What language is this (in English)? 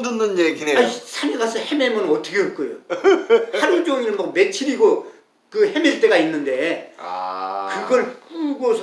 Korean